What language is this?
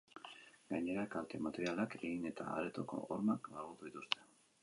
Basque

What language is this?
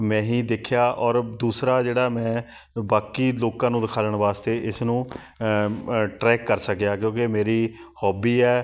Punjabi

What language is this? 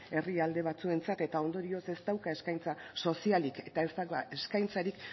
Basque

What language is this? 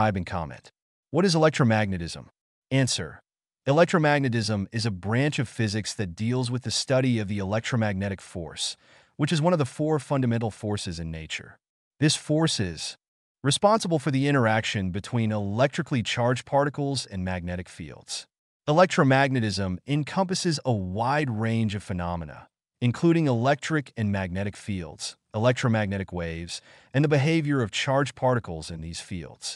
English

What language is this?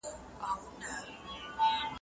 Pashto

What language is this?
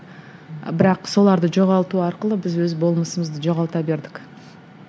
Kazakh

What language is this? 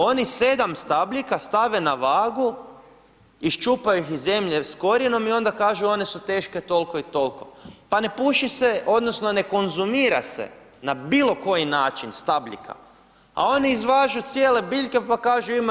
Croatian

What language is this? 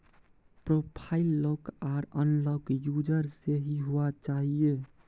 Maithili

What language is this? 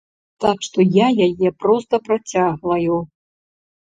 Belarusian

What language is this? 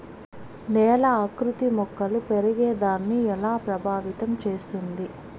Telugu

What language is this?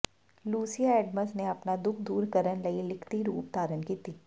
Punjabi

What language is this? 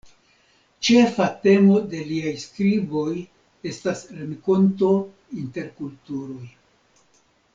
Esperanto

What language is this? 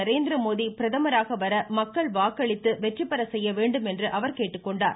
Tamil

